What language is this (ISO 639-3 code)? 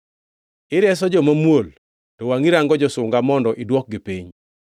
luo